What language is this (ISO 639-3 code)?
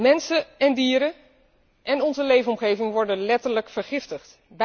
nld